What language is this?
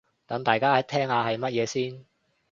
Cantonese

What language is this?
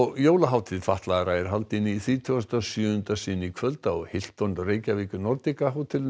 Icelandic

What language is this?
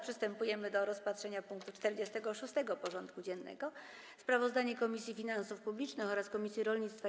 Polish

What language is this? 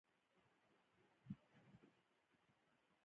Pashto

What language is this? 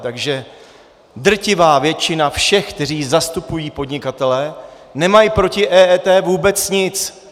Czech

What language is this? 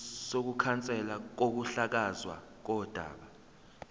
Zulu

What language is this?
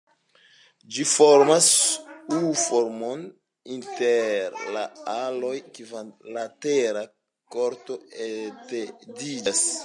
Esperanto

